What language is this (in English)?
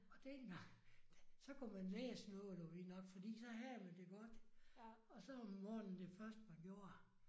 Danish